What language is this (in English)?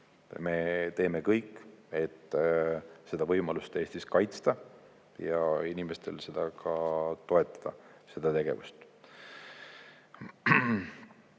Estonian